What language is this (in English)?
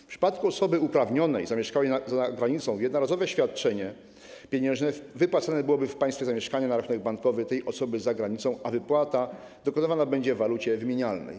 Polish